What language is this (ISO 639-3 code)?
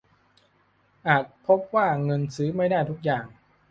tha